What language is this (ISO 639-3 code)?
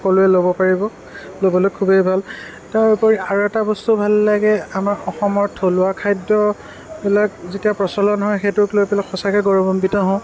asm